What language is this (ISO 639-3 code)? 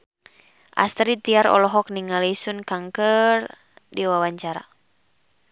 sun